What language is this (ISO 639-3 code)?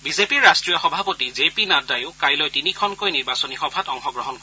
asm